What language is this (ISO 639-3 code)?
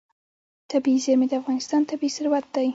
pus